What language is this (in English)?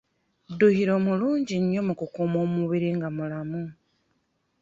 Ganda